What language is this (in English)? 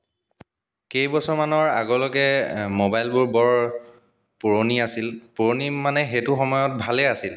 Assamese